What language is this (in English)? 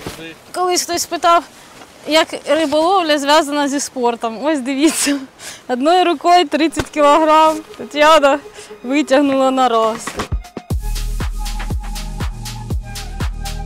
Ukrainian